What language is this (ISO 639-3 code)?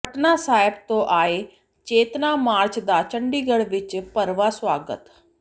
pan